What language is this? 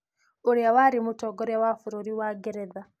Kikuyu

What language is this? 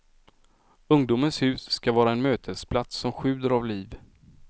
Swedish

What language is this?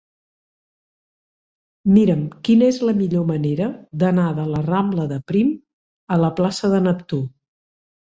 Catalan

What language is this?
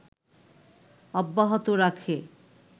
Bangla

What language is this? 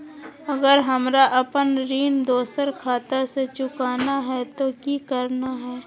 Magahi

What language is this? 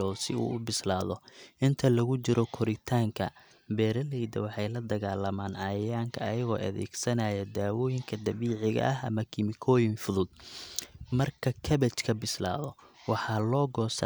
Somali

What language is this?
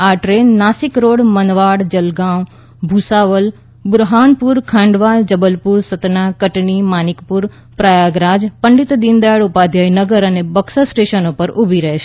Gujarati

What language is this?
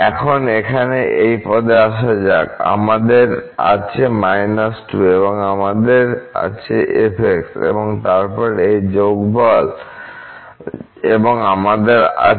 Bangla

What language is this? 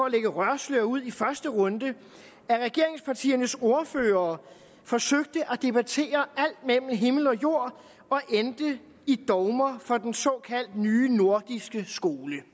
Danish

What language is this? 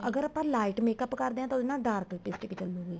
Punjabi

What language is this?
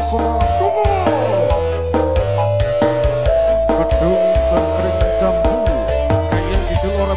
Indonesian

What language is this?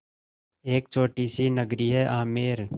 Hindi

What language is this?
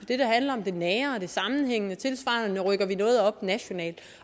Danish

